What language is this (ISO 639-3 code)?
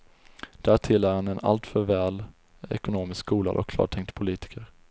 swe